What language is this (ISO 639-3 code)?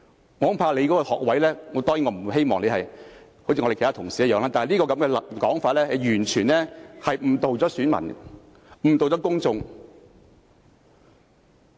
yue